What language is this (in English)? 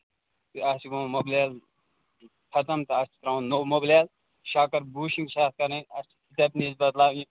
Kashmiri